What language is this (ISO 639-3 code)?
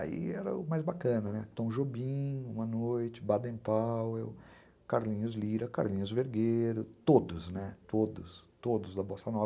por